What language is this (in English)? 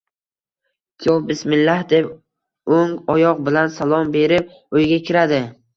Uzbek